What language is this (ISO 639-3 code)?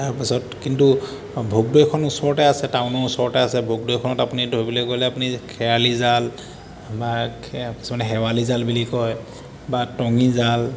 asm